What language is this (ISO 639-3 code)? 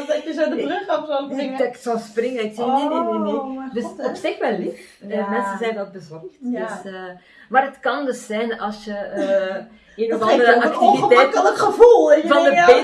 nld